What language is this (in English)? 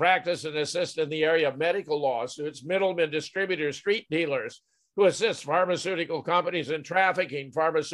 English